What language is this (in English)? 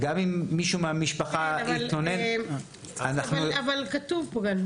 Hebrew